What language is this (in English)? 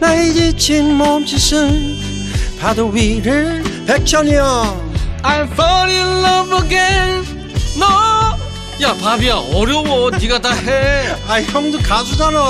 Korean